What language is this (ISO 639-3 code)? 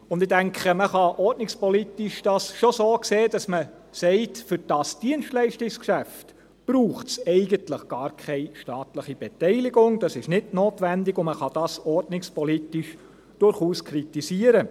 gsw